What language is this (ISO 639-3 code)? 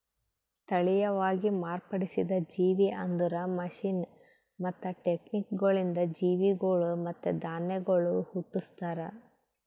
kan